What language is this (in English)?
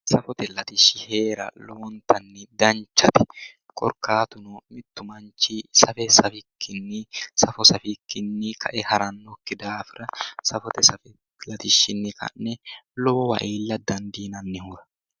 Sidamo